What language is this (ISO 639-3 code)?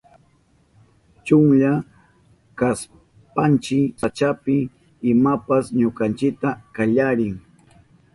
qup